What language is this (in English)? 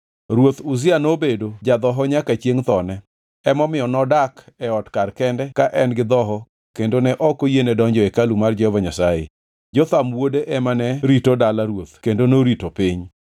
Luo (Kenya and Tanzania)